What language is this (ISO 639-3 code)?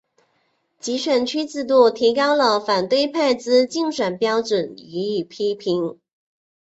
zho